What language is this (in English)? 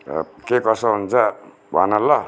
Nepali